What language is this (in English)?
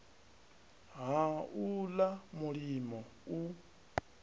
Venda